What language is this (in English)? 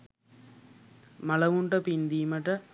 Sinhala